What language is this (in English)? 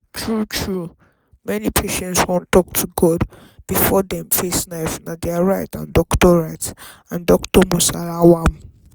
Nigerian Pidgin